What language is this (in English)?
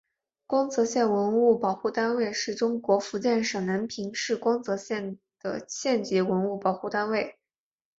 Chinese